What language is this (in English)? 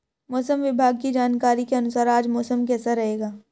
Hindi